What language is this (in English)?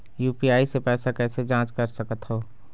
Chhattisgarhi